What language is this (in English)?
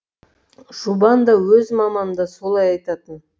Kazakh